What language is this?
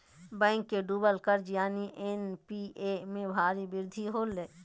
Magahi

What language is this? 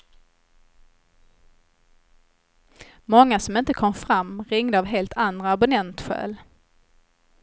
Swedish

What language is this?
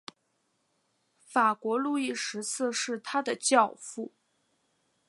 Chinese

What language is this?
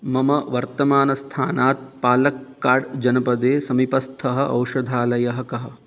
Sanskrit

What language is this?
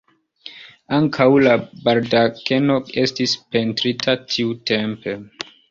Esperanto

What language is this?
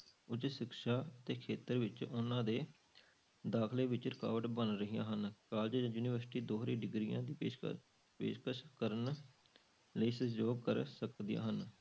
Punjabi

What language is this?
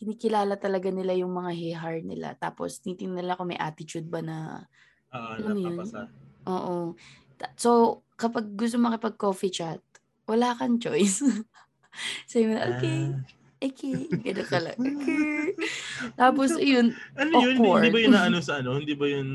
Filipino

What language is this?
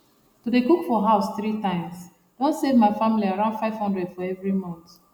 Nigerian Pidgin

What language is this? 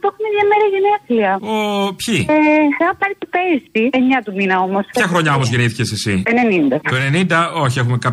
Greek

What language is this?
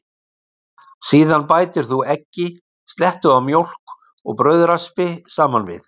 Icelandic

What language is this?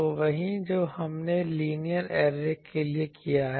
Hindi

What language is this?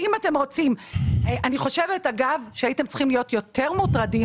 Hebrew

